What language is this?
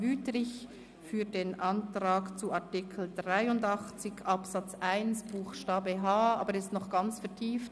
Swiss German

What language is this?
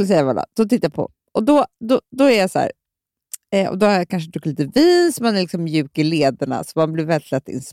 Swedish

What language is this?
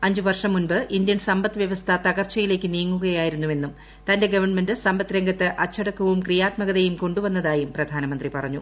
Malayalam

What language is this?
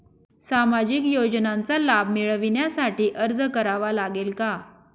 Marathi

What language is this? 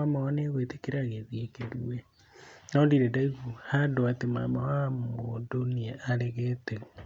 Kikuyu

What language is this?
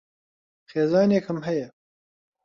Central Kurdish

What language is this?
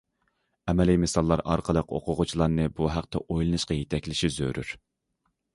Uyghur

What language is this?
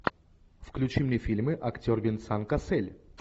Russian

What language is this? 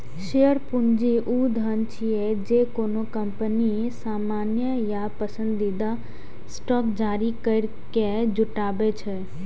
Maithili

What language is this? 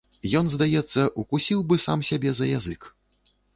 Belarusian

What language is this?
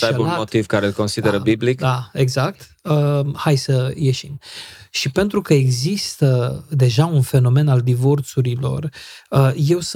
Romanian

